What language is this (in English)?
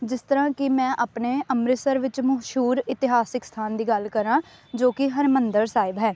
Punjabi